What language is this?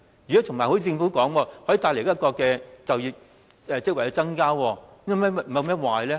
Cantonese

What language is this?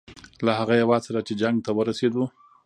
Pashto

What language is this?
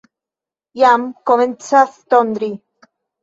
Esperanto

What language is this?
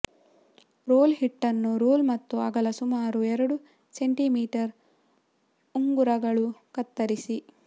Kannada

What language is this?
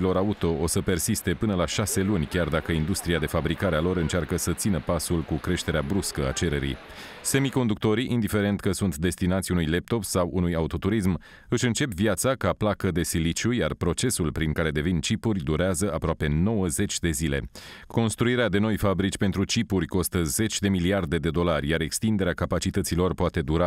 Romanian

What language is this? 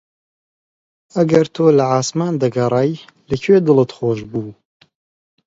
Central Kurdish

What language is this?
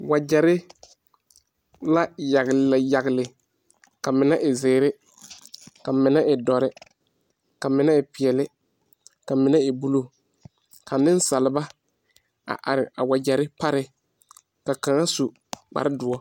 Southern Dagaare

